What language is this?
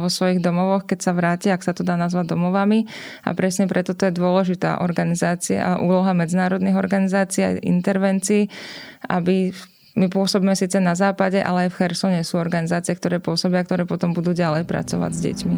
Slovak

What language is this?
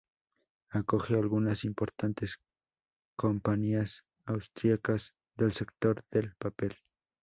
Spanish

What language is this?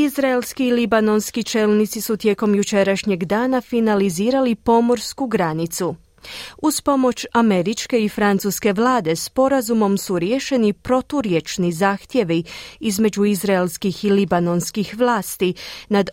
Croatian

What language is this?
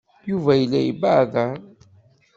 Kabyle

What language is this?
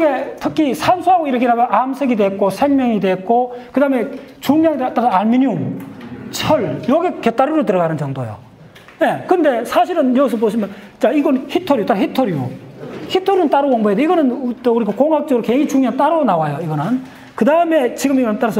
Korean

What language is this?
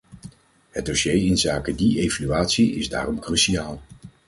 Dutch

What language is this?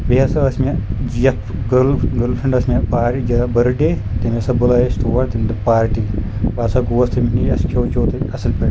Kashmiri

